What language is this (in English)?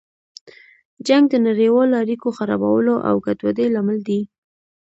Pashto